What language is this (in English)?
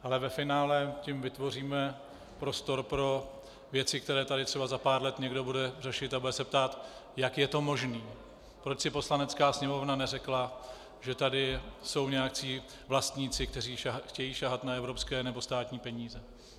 Czech